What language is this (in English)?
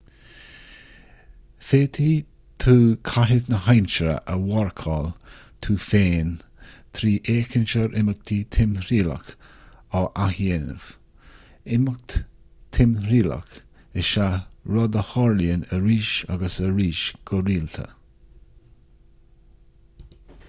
Irish